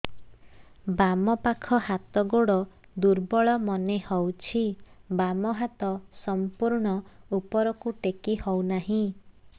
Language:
Odia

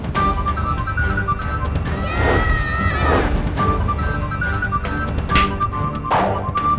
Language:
Indonesian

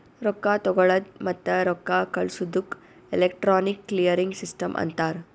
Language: Kannada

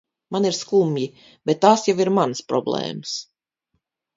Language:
Latvian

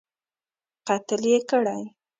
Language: Pashto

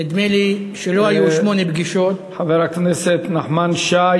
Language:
Hebrew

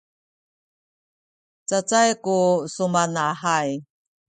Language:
Sakizaya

